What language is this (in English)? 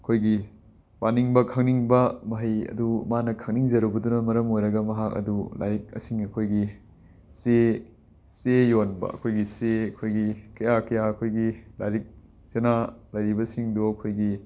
Manipuri